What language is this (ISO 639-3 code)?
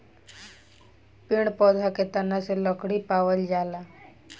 bho